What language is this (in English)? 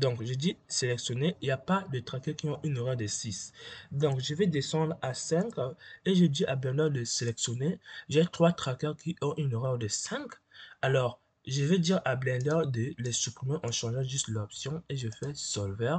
French